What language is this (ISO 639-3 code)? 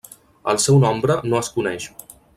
cat